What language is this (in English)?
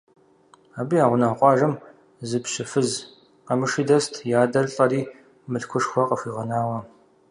Kabardian